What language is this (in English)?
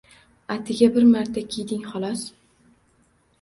Uzbek